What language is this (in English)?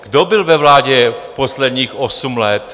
Czech